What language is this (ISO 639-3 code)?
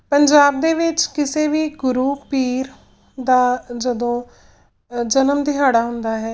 pan